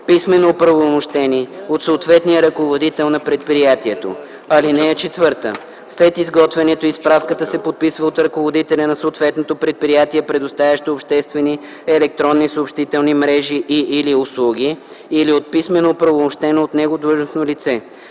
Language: Bulgarian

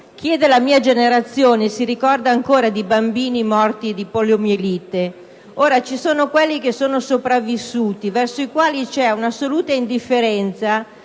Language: Italian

